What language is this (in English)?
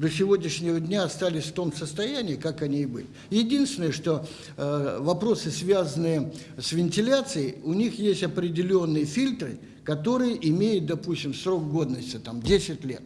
Russian